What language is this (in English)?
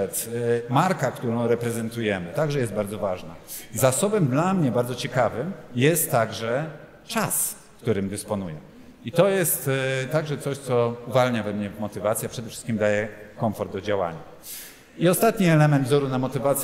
Polish